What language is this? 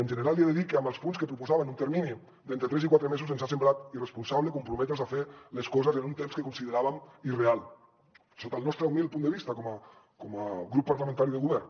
Catalan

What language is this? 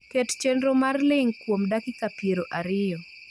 Luo (Kenya and Tanzania)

